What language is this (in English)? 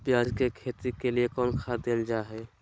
Magahi